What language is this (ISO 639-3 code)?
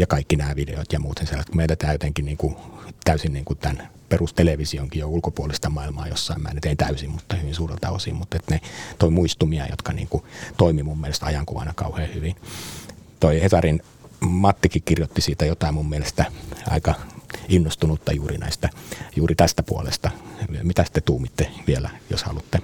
fin